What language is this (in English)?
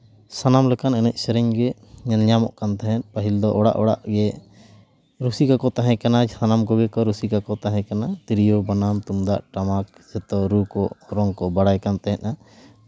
Santali